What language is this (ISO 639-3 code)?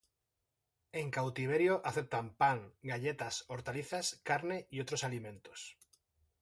spa